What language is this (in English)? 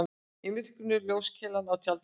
Icelandic